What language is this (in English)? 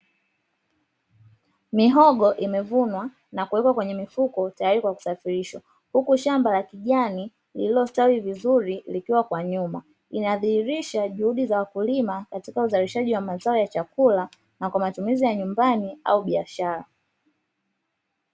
Swahili